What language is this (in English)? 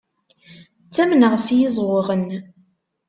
Kabyle